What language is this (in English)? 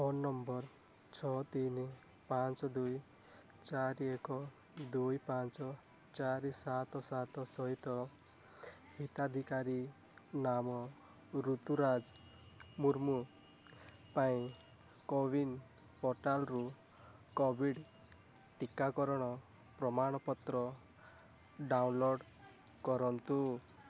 Odia